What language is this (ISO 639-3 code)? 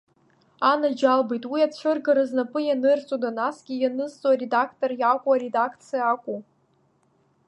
abk